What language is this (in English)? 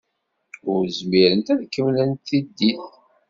Kabyle